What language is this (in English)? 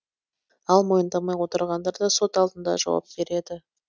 Kazakh